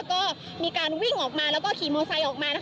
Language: Thai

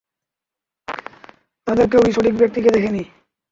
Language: Bangla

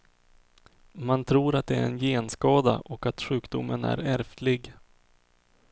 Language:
Swedish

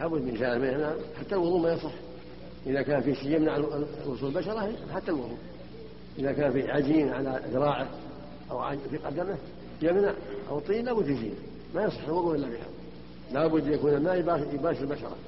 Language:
Arabic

